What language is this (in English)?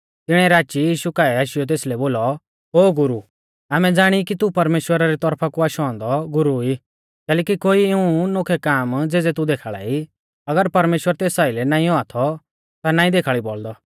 Mahasu Pahari